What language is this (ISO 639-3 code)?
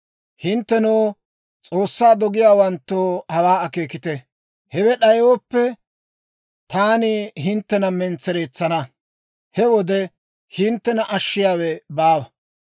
dwr